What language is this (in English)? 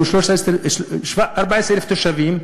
Hebrew